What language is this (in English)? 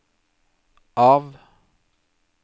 Norwegian